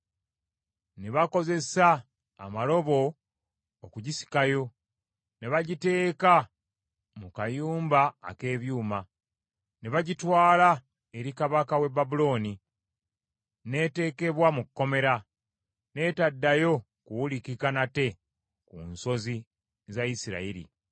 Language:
Ganda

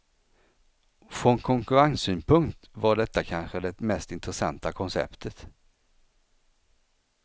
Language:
Swedish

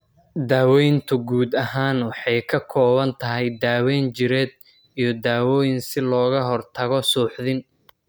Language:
Somali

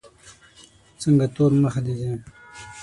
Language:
Pashto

